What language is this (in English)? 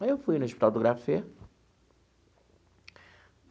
Portuguese